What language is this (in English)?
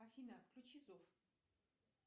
Russian